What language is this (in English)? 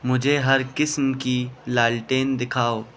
Urdu